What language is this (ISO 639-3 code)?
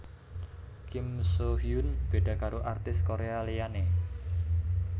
jav